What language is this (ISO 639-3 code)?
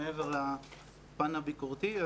heb